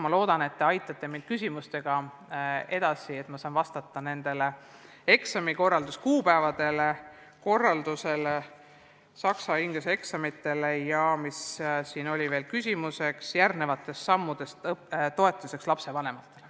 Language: Estonian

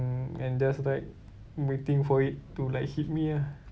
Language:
English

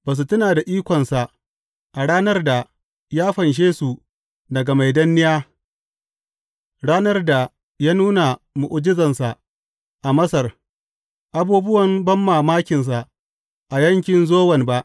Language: Hausa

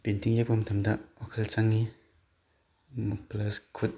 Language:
Manipuri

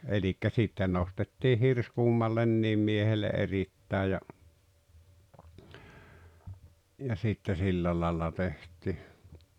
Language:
Finnish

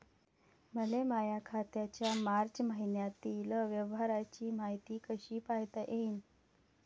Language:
Marathi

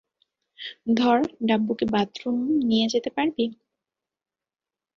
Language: Bangla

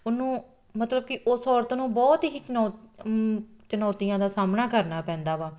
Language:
Punjabi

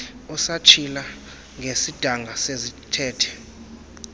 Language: Xhosa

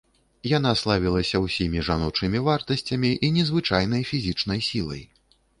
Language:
Belarusian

